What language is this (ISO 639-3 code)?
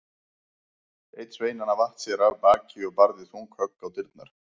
isl